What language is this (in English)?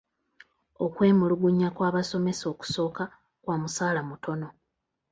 Ganda